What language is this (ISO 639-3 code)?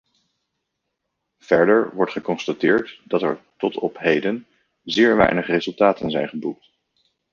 nld